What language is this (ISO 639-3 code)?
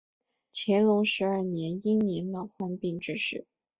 zho